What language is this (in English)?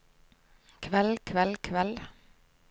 Norwegian